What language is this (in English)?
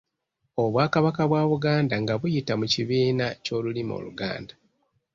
Ganda